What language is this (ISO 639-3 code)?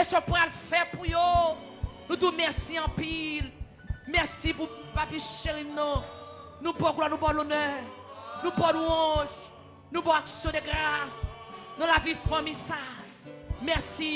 fra